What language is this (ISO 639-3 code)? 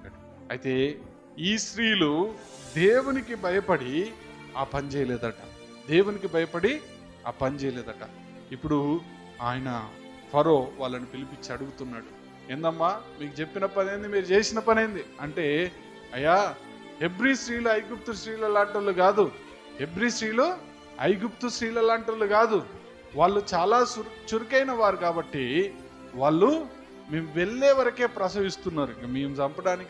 tel